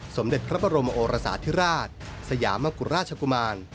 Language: Thai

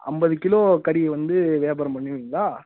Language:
Tamil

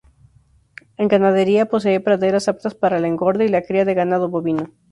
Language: Spanish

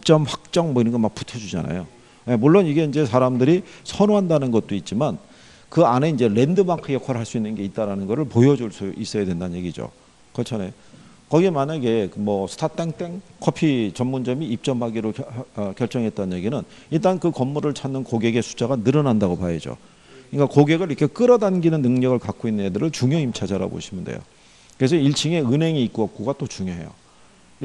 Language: Korean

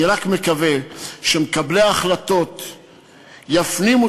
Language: Hebrew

